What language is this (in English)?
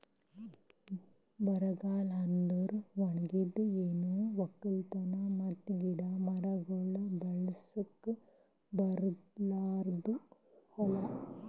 Kannada